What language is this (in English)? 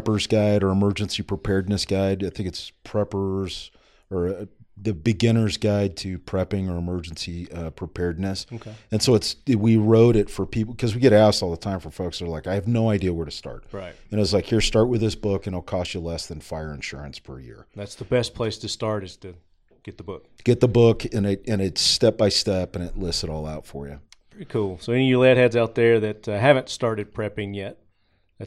English